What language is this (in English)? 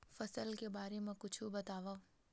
Chhattisgarhi